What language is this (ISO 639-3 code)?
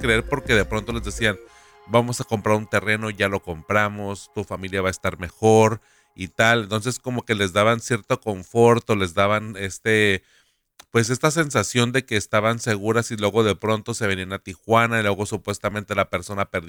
spa